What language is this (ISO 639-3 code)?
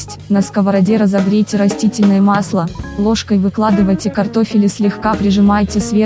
rus